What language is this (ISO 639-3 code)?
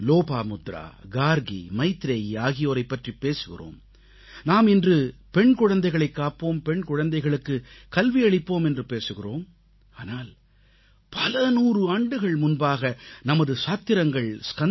tam